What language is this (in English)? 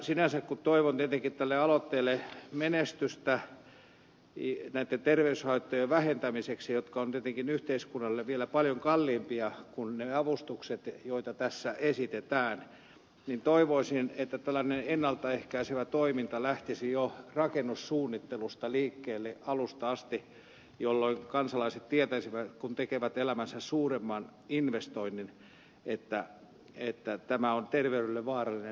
Finnish